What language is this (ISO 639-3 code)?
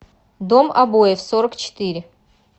rus